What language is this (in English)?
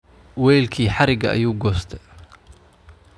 Somali